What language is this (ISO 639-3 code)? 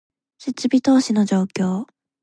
jpn